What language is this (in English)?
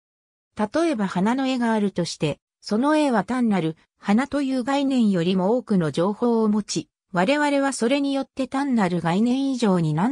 Japanese